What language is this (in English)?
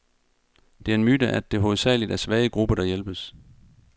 Danish